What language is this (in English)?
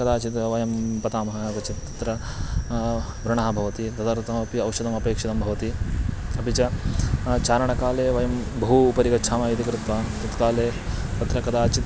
Sanskrit